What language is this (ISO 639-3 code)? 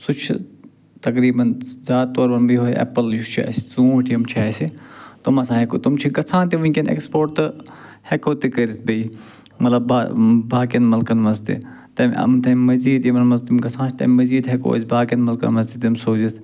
kas